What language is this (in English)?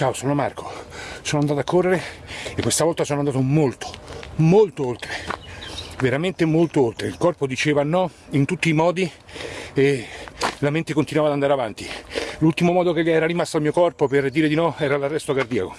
Italian